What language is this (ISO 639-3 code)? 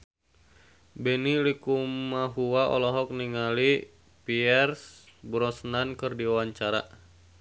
sun